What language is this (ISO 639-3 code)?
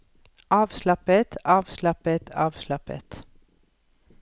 nor